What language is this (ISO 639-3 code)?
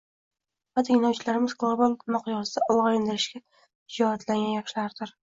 uzb